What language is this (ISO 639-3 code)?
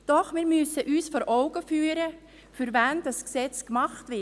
gsw